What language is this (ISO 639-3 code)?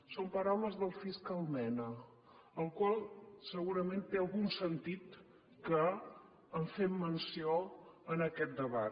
cat